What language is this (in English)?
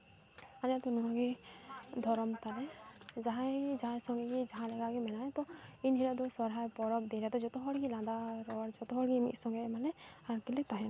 Santali